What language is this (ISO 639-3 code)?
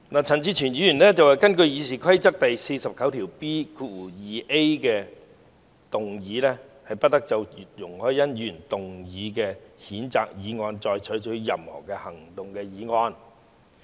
yue